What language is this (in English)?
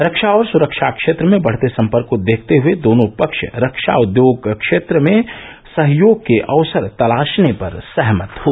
Hindi